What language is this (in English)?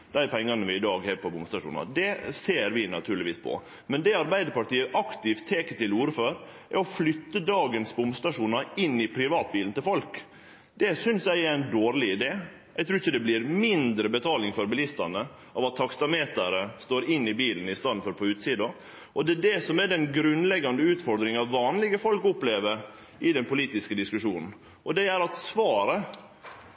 Norwegian Nynorsk